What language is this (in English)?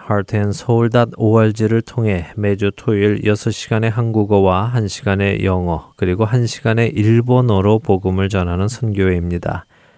Korean